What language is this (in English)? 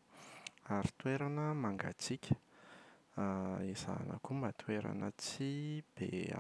Malagasy